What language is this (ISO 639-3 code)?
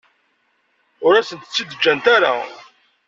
kab